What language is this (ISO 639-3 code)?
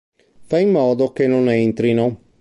ita